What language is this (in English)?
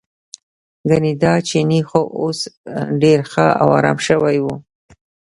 Pashto